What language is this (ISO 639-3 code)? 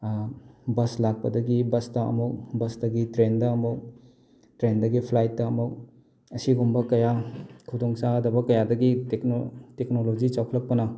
mni